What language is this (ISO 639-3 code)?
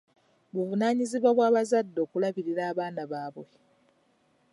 lug